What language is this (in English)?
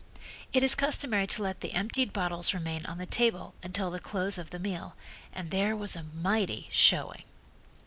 English